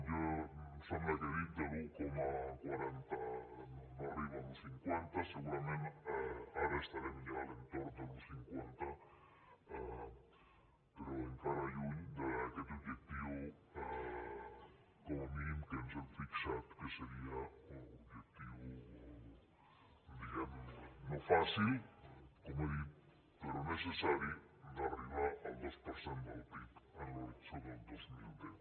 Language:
Catalan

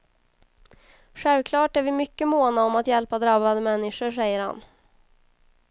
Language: Swedish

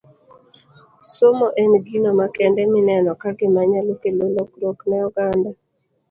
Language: Luo (Kenya and Tanzania)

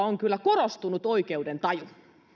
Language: Finnish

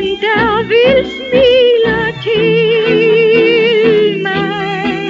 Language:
Danish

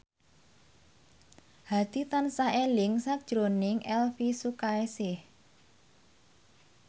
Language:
Javanese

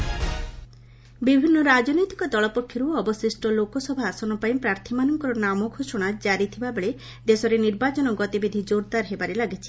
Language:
Odia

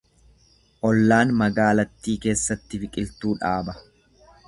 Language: Oromo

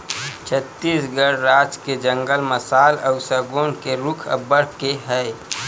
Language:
Chhattisgarhi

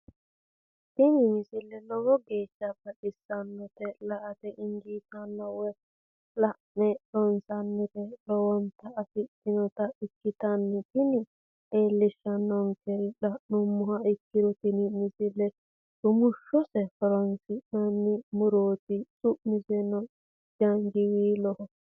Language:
Sidamo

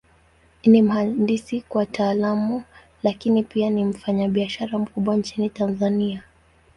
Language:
Swahili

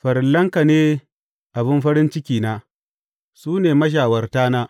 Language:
Hausa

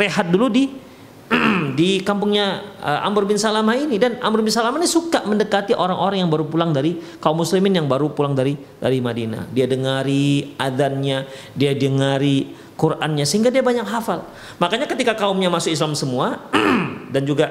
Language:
Indonesian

